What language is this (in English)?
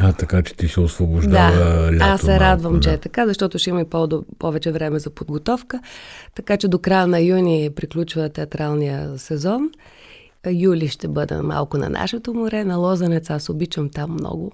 Bulgarian